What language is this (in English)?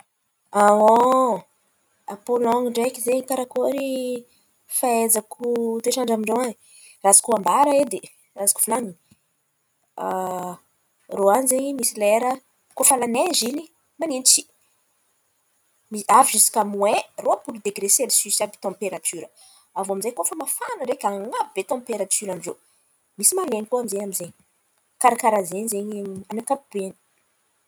Antankarana Malagasy